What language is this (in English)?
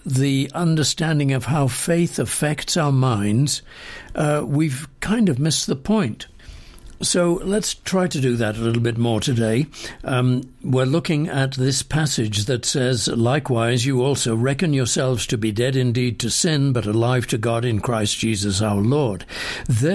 English